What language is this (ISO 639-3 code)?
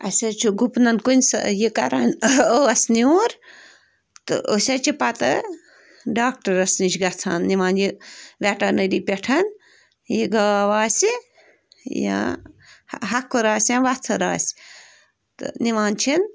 kas